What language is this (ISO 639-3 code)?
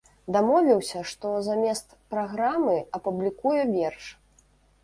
bel